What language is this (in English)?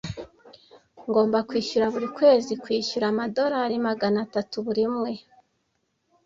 Kinyarwanda